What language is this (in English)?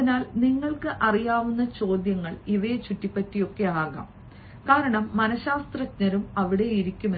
Malayalam